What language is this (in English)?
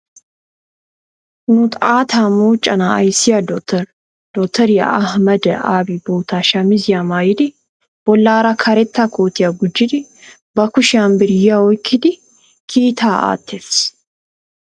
Wolaytta